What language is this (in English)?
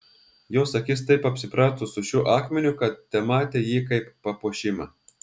Lithuanian